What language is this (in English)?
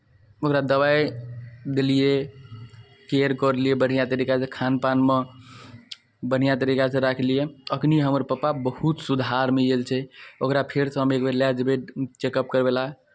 Maithili